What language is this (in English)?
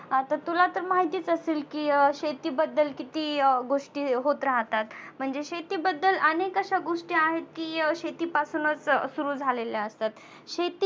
Marathi